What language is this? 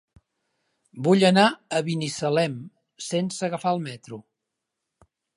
Catalan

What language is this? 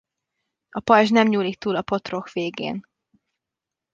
Hungarian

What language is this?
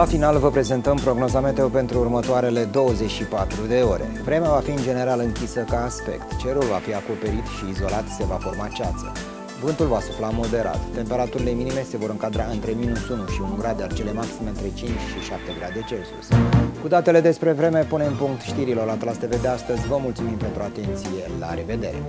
Romanian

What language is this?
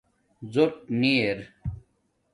Domaaki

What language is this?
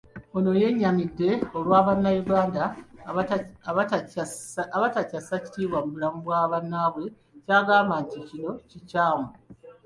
Ganda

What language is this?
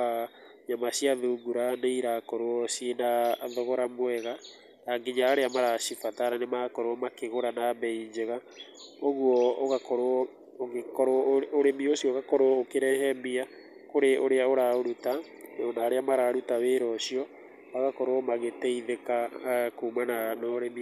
Kikuyu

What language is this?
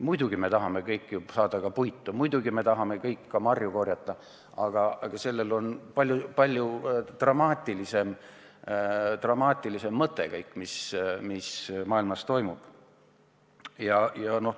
Estonian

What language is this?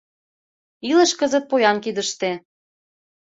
Mari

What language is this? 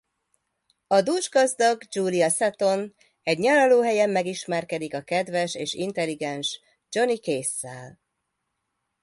Hungarian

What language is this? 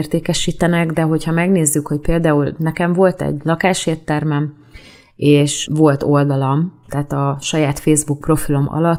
Hungarian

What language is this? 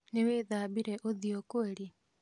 Kikuyu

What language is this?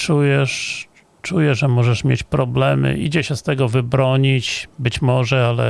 Polish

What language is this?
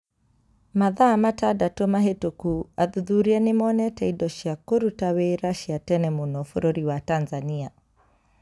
Kikuyu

